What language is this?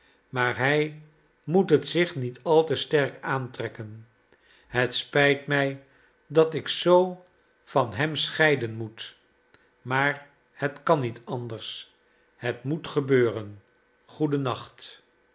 Dutch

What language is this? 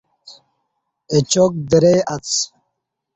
Kati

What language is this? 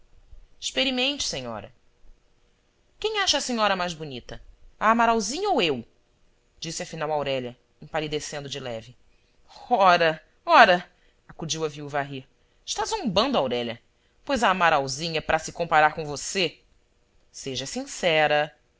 Portuguese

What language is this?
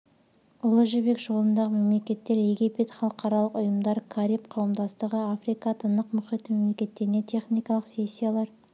Kazakh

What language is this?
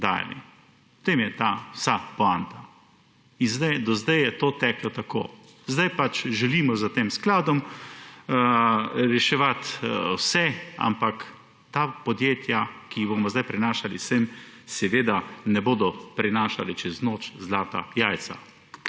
Slovenian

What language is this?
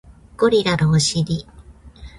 Japanese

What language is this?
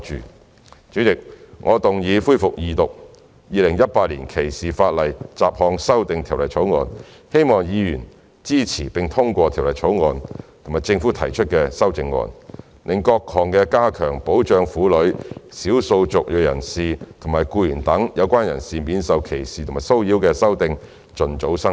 Cantonese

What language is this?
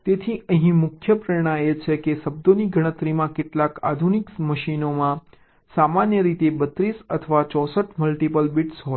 Gujarati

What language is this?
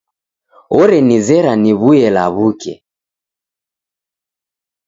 Taita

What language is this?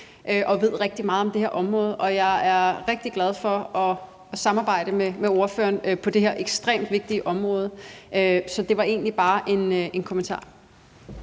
Danish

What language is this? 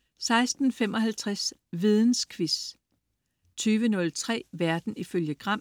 Danish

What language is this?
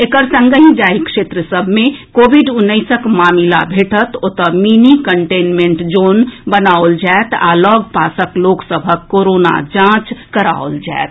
Maithili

